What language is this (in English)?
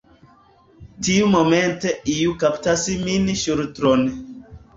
Esperanto